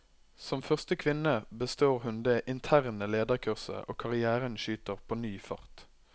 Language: Norwegian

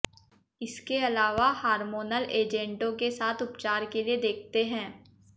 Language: Hindi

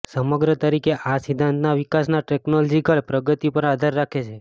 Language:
Gujarati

